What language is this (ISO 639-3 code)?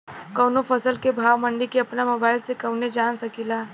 bho